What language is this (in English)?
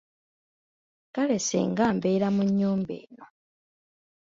Ganda